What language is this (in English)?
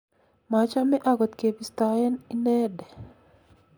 Kalenjin